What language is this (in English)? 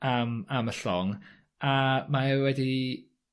Welsh